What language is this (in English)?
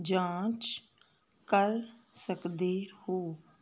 Punjabi